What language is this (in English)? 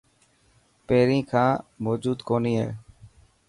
Dhatki